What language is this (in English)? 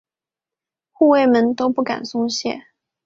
Chinese